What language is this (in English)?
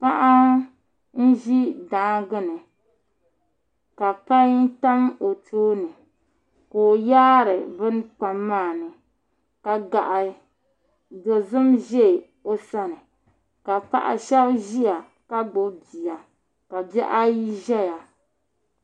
Dagbani